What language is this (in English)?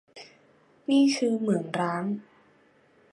Thai